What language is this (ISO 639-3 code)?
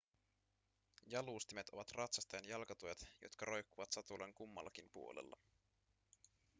fin